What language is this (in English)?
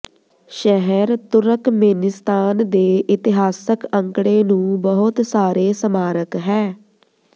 Punjabi